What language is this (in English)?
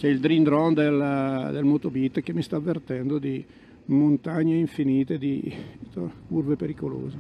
Italian